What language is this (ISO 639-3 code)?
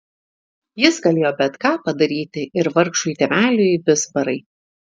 lit